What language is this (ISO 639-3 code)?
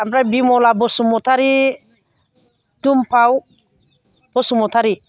brx